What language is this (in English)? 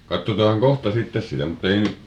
Finnish